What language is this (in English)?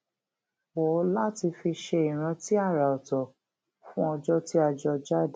Yoruba